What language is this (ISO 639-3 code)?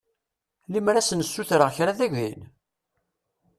kab